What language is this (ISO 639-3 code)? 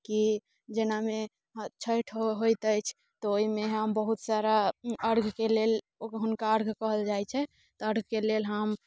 mai